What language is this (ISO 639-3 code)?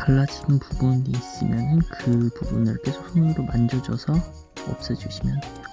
kor